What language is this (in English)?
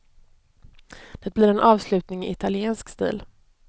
Swedish